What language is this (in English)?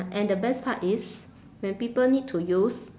English